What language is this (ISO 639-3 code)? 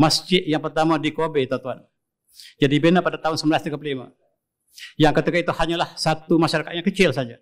msa